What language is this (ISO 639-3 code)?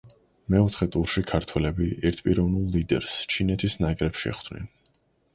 kat